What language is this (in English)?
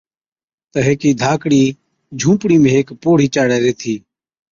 Od